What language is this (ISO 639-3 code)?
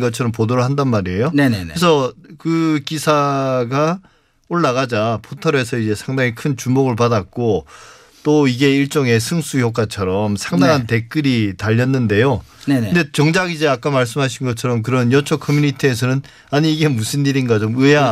kor